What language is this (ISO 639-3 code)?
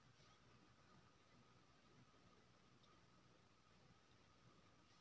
mai